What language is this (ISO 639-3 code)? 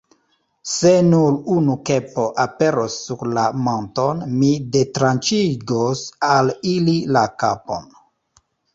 epo